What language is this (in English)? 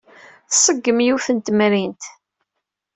Kabyle